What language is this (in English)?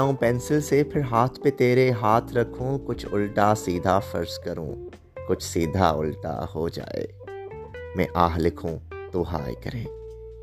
Urdu